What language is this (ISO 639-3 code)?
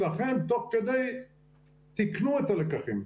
heb